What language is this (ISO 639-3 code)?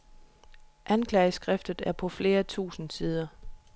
dan